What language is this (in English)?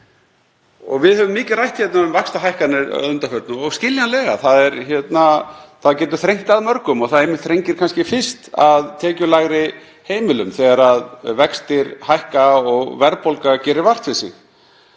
Icelandic